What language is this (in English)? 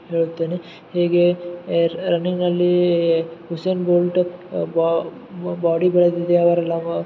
Kannada